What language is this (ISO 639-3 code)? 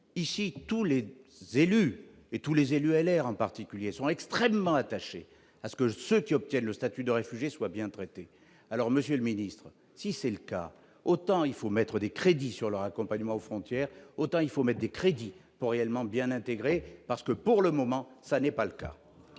fra